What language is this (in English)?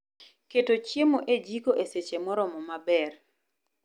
Luo (Kenya and Tanzania)